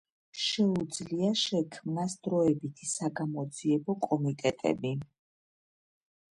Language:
Georgian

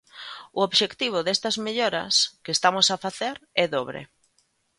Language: Galician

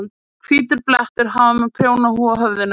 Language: Icelandic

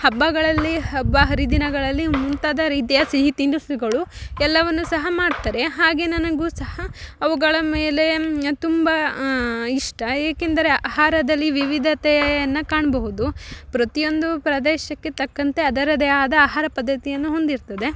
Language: Kannada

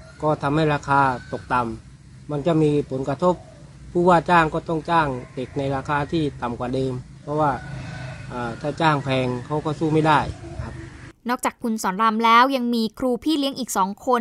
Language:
Thai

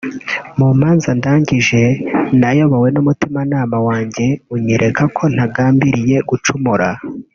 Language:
Kinyarwanda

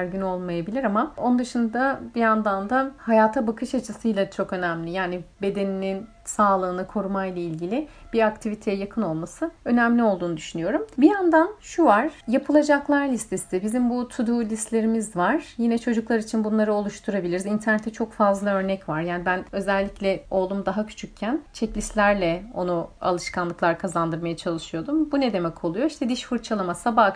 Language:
Turkish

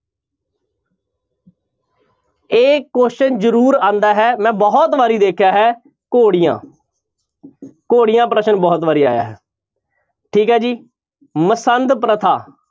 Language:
Punjabi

